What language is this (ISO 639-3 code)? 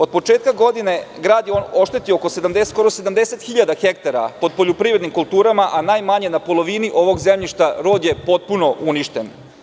srp